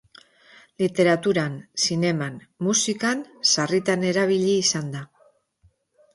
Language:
Basque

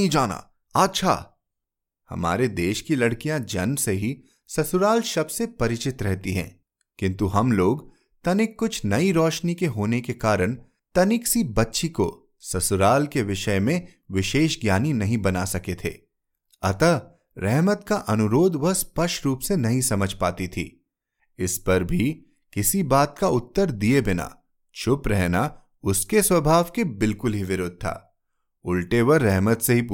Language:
Hindi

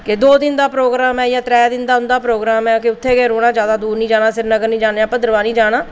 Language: Dogri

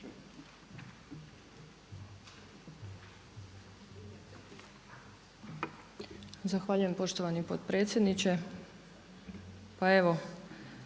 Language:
Croatian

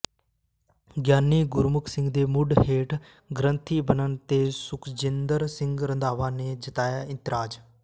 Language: Punjabi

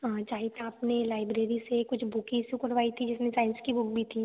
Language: Hindi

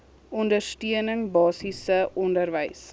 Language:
Afrikaans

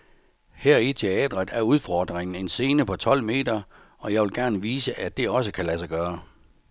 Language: Danish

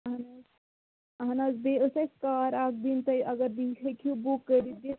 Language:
Kashmiri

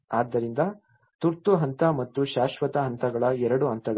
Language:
Kannada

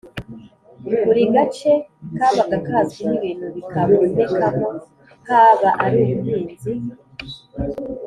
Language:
Kinyarwanda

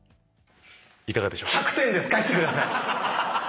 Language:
Japanese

